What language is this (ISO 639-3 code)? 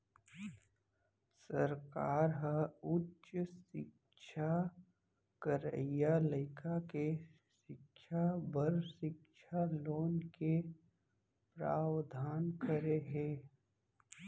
hne